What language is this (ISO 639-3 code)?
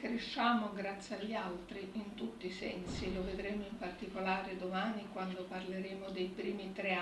ita